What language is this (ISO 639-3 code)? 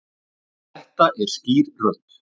isl